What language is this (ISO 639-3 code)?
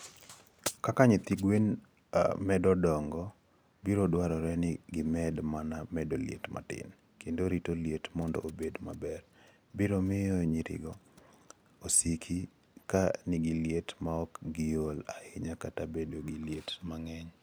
luo